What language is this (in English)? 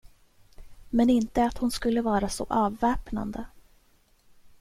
Swedish